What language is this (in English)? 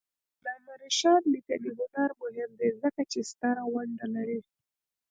Pashto